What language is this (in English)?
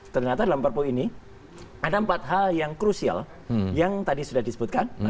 Indonesian